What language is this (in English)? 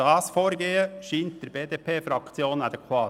Swiss German